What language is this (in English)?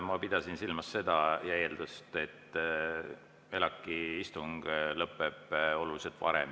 Estonian